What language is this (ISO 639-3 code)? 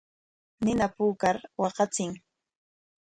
qwa